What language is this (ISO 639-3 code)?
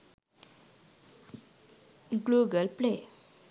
sin